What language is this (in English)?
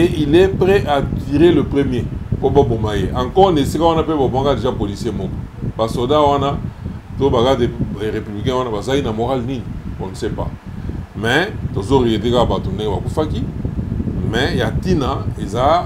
French